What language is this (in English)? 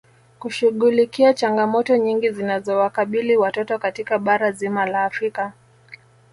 Swahili